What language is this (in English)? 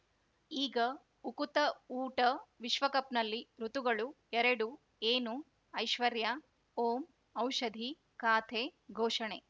Kannada